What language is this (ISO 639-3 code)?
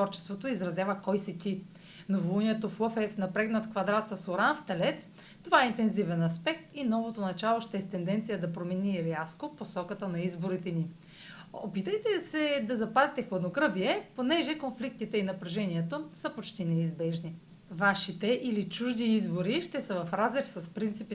bul